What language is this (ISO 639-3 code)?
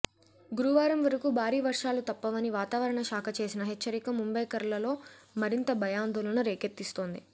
tel